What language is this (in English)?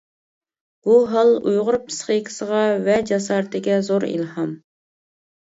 Uyghur